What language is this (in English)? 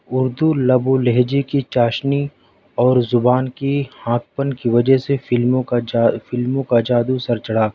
Urdu